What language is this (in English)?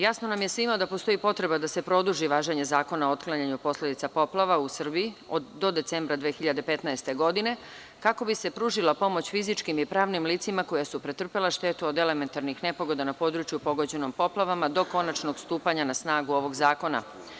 Serbian